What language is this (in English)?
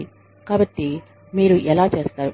Telugu